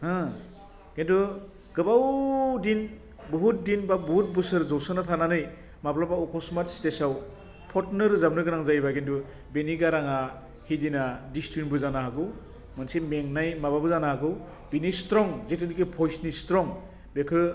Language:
Bodo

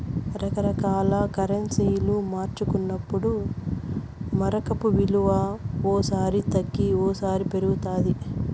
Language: Telugu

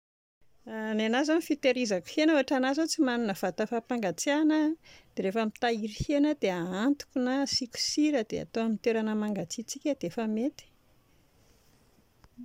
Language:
Malagasy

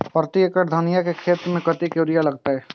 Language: Maithili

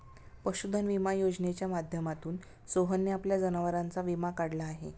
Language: Marathi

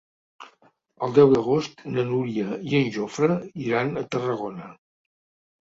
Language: Catalan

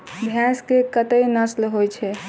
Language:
Maithili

